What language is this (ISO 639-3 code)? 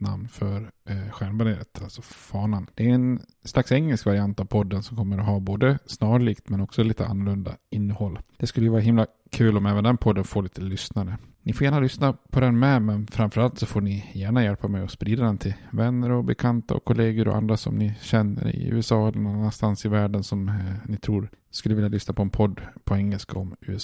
swe